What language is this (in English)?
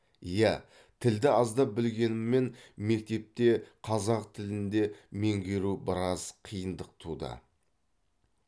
Kazakh